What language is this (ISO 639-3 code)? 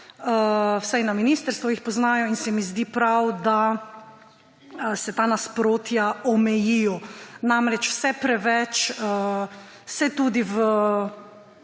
slv